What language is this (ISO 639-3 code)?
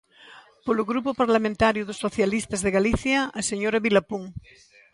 glg